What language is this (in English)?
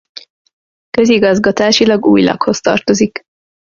Hungarian